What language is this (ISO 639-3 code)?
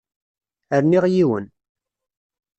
kab